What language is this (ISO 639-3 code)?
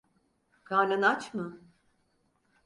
tur